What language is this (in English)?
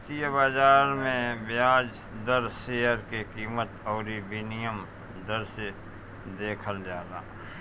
Bhojpuri